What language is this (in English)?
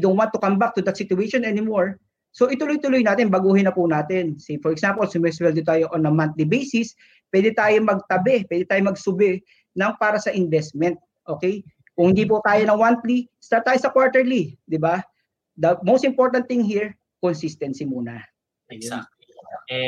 Filipino